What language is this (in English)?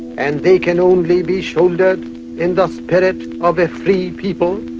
English